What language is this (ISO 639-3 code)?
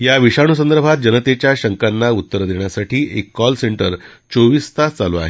mar